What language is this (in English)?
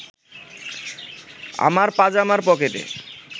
Bangla